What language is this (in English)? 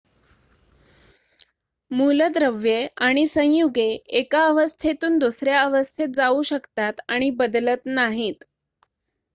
Marathi